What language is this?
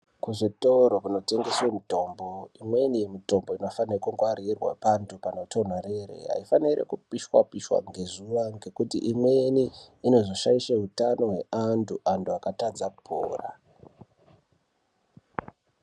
Ndau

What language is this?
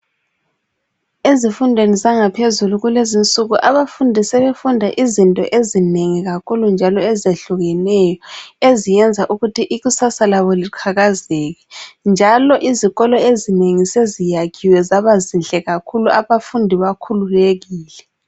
North Ndebele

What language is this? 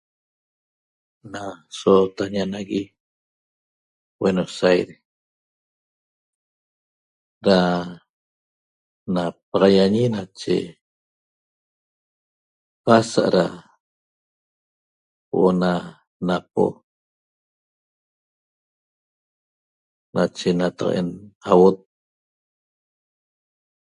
Toba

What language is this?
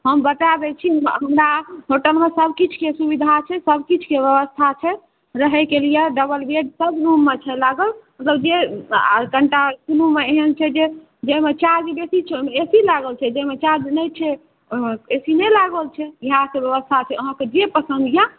Maithili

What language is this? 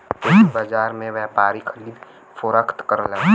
Bhojpuri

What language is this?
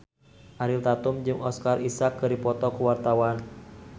Sundanese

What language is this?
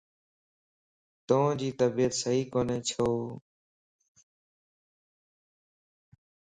Lasi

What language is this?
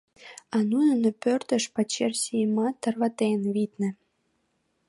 Mari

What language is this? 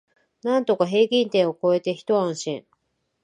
Japanese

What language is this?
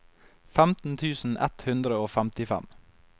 Norwegian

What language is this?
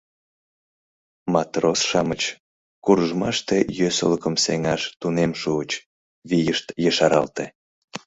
Mari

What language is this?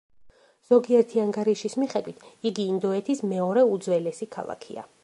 Georgian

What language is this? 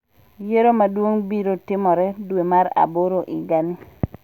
Luo (Kenya and Tanzania)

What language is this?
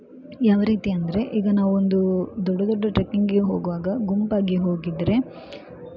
Kannada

